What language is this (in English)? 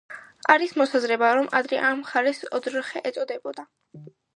Georgian